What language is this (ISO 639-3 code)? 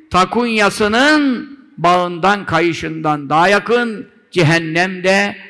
tur